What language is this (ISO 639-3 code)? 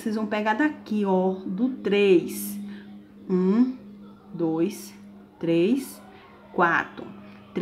por